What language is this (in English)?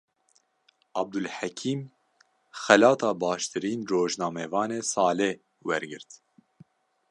Kurdish